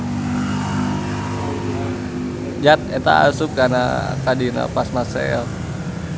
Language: Sundanese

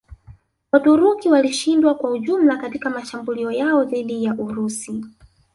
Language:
Swahili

